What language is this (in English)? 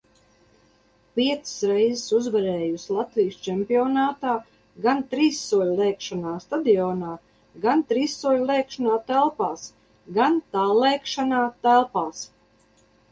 Latvian